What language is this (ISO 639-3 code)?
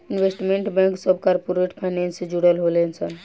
bho